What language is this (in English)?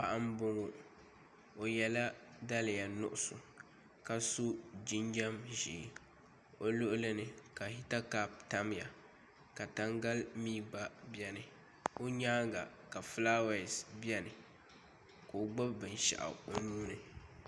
Dagbani